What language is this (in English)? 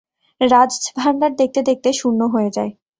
Bangla